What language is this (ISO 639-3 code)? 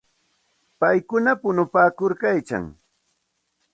qxt